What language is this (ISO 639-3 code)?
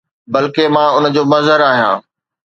snd